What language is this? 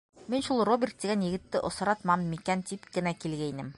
Bashkir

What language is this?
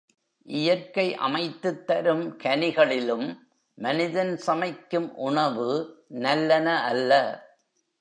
Tamil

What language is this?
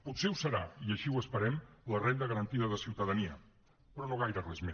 Catalan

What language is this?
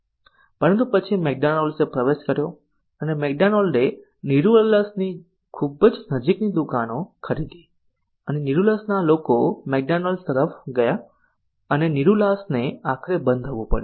Gujarati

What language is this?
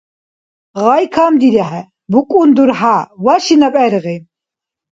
Dargwa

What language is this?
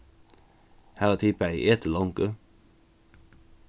Faroese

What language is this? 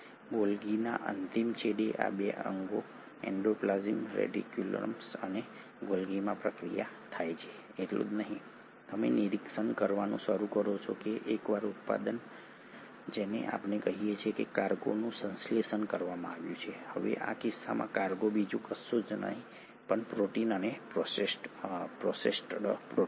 Gujarati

